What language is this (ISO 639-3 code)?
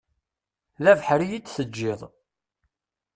kab